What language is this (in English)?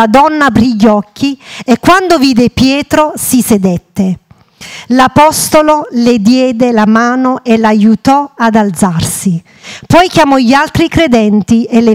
Italian